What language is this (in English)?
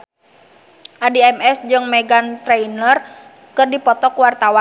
Sundanese